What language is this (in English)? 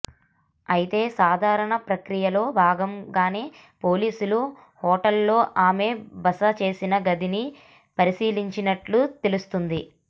Telugu